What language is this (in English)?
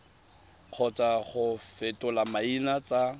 Tswana